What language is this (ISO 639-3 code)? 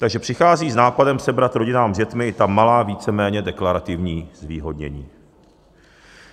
ces